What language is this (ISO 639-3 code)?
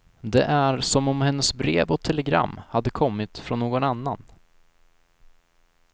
swe